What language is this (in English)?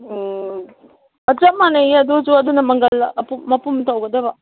Manipuri